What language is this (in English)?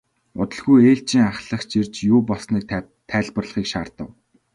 Mongolian